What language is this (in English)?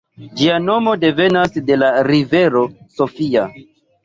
Esperanto